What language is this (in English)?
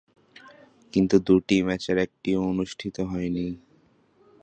Bangla